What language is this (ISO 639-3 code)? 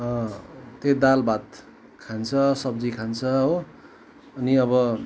nep